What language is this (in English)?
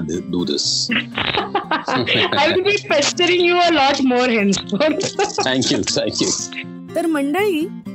Marathi